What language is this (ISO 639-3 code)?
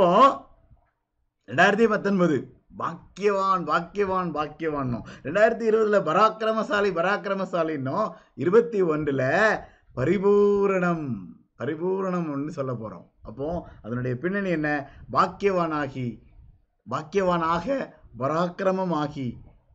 tam